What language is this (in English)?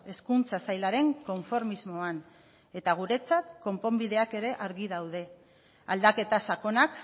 Basque